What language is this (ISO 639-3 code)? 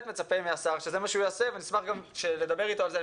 heb